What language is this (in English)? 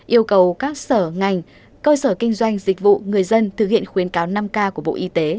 Vietnamese